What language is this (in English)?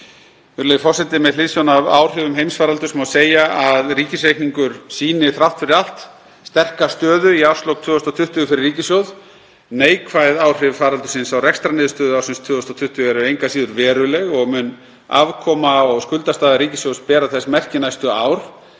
Icelandic